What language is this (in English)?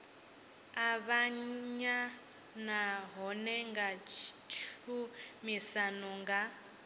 Venda